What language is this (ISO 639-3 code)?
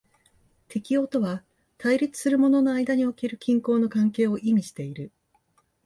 jpn